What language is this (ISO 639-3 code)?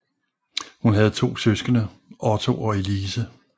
dan